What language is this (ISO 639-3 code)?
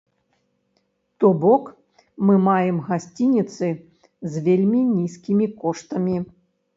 bel